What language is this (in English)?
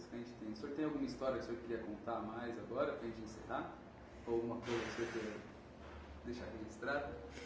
Portuguese